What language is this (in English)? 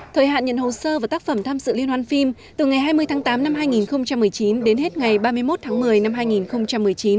Vietnamese